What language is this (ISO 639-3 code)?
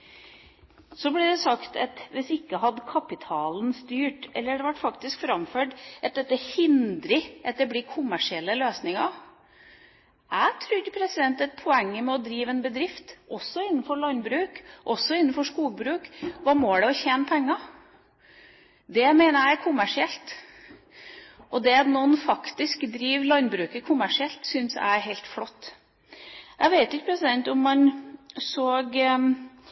nob